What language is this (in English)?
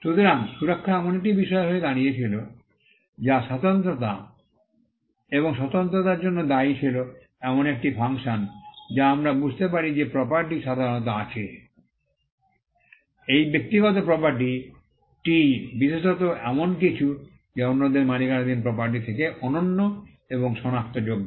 Bangla